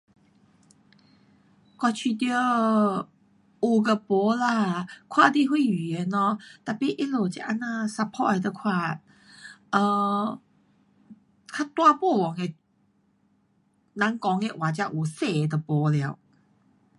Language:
Pu-Xian Chinese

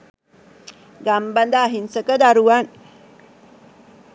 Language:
Sinhala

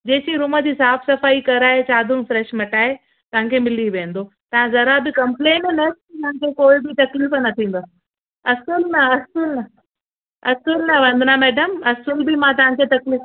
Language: Sindhi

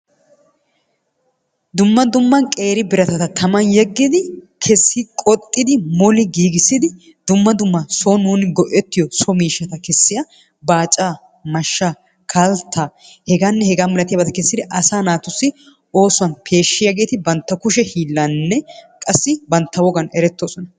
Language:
Wolaytta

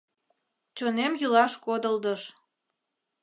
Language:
Mari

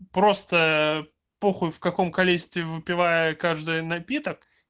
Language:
Russian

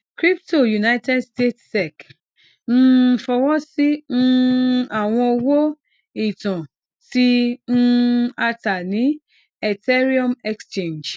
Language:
Yoruba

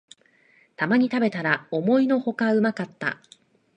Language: Japanese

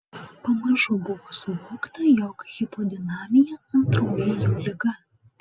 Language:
Lithuanian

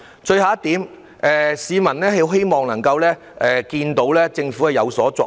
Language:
Cantonese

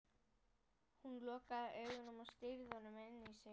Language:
Icelandic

